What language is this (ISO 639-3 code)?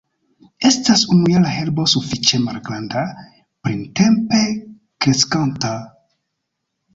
epo